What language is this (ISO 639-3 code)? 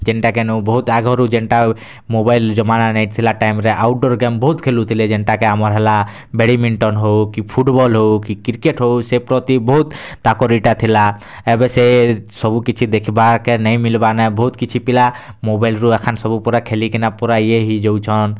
ori